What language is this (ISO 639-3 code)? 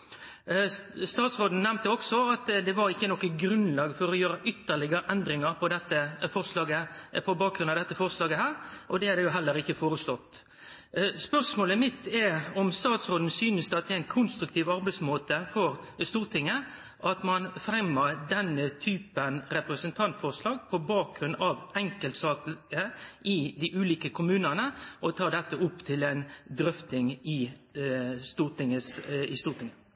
nno